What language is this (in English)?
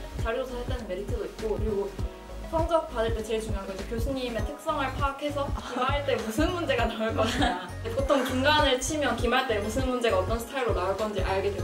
Korean